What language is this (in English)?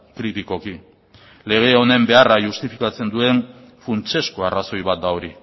Basque